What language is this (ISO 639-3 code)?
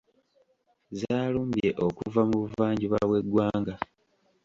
lug